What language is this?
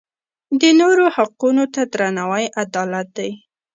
Pashto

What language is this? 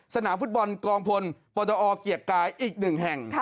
Thai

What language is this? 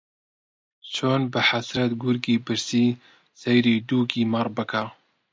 Central Kurdish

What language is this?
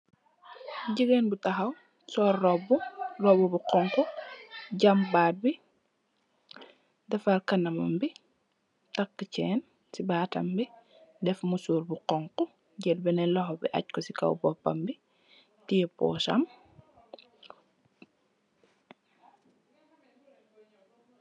Wolof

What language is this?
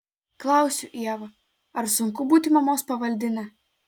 Lithuanian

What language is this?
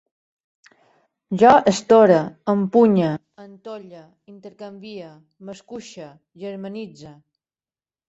Catalan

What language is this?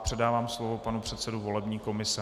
Czech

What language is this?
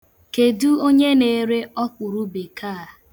Igbo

